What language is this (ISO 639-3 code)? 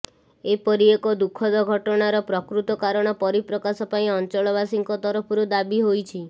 ori